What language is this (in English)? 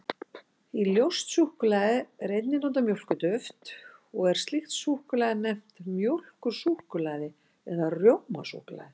Icelandic